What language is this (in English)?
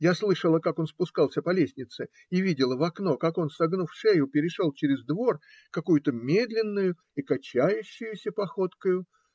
Russian